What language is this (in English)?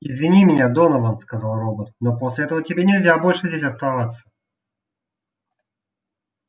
Russian